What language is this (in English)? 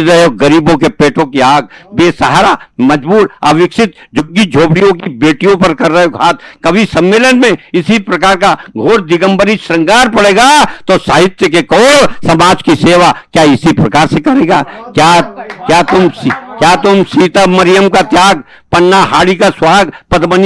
Hindi